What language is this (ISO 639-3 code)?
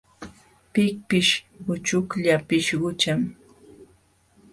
qxw